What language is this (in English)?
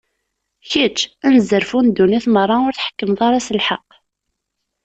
Kabyle